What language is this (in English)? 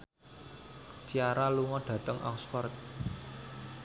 Javanese